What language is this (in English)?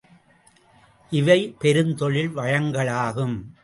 Tamil